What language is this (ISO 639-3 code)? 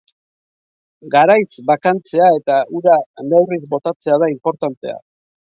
eus